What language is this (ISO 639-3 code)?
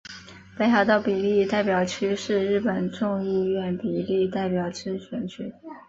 zho